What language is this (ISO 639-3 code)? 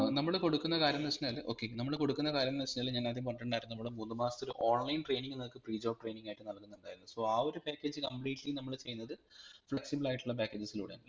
mal